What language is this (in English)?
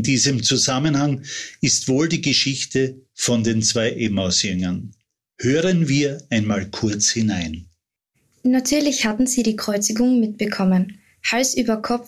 German